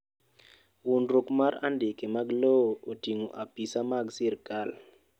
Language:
Luo (Kenya and Tanzania)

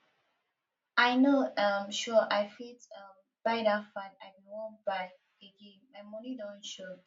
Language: Nigerian Pidgin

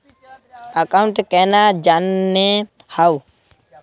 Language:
Magahi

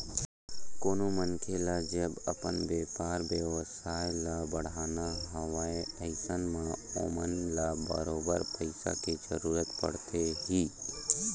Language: Chhattisgarhi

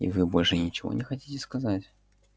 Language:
Russian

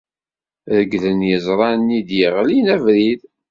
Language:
Kabyle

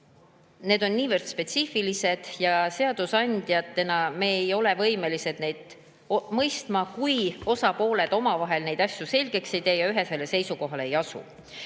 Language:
Estonian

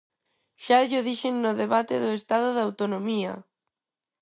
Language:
Galician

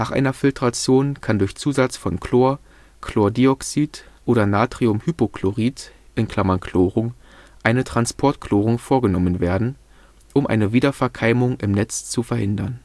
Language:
German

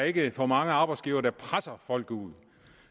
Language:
Danish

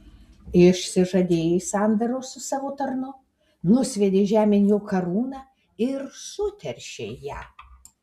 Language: Lithuanian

